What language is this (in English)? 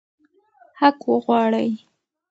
Pashto